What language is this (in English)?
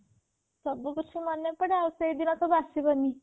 Odia